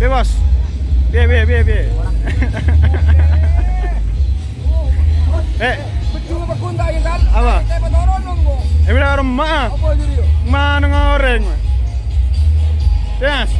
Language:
Indonesian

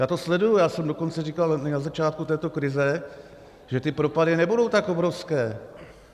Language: Czech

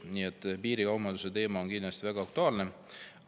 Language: Estonian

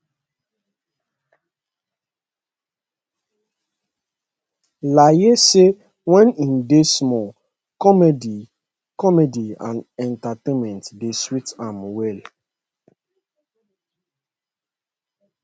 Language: Nigerian Pidgin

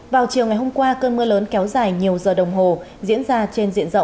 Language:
Vietnamese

